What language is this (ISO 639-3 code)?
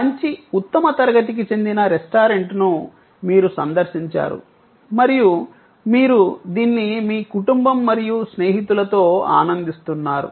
tel